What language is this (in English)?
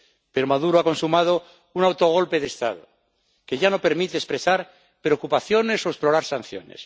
Spanish